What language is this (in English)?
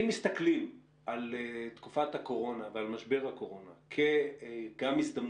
Hebrew